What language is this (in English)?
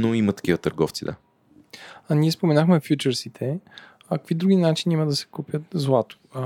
Bulgarian